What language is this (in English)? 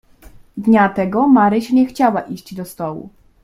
Polish